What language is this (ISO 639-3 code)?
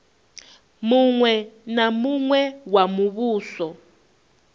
ven